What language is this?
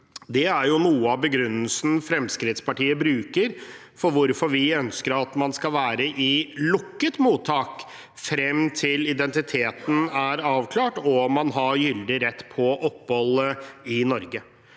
Norwegian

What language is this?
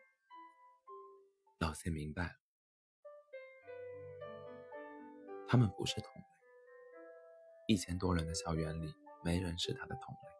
Chinese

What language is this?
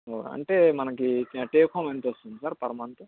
Telugu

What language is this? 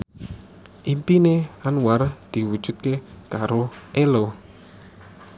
Javanese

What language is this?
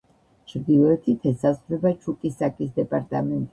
Georgian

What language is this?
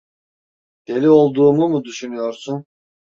Turkish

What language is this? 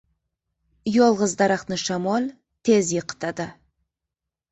Uzbek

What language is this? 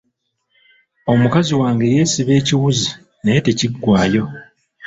Ganda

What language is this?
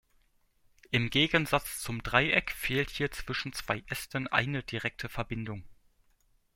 German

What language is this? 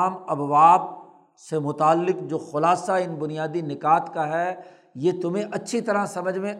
Urdu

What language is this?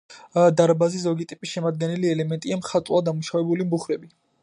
Georgian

